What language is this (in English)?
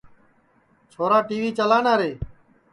Sansi